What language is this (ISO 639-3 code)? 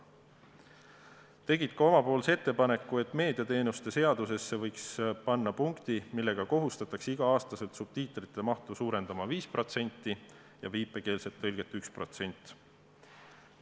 est